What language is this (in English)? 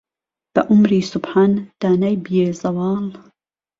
Central Kurdish